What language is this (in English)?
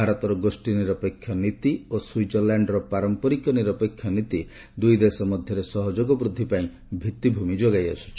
Odia